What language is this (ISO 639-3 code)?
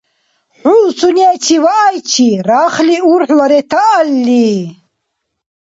dar